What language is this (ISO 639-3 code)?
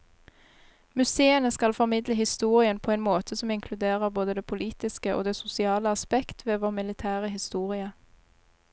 nor